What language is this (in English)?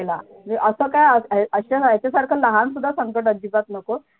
Marathi